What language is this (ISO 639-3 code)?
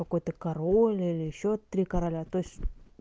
rus